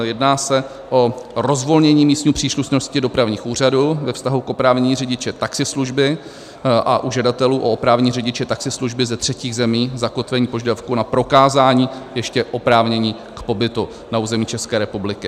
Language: Czech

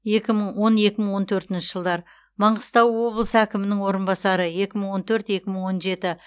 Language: Kazakh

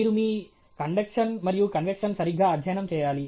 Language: Telugu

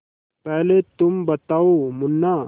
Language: Hindi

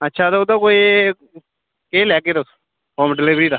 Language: Dogri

